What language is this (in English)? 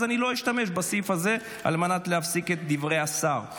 Hebrew